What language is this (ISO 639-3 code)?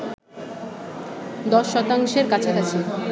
ben